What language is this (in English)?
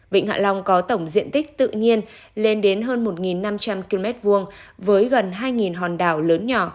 Vietnamese